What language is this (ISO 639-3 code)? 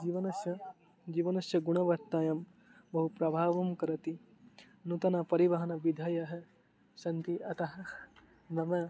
san